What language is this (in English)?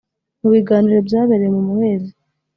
Kinyarwanda